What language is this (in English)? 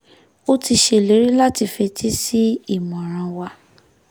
Yoruba